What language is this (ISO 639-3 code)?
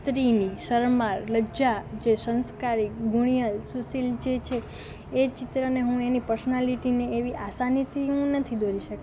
guj